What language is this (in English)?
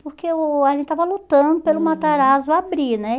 Portuguese